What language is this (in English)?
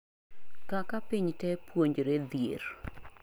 Luo (Kenya and Tanzania)